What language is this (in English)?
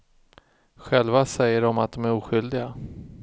Swedish